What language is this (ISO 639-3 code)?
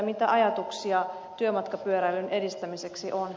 fin